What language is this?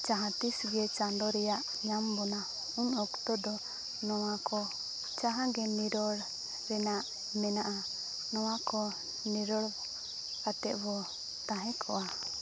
Santali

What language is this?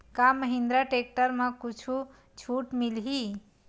Chhattisgarhi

